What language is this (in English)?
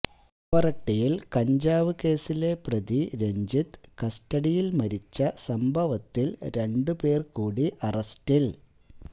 Malayalam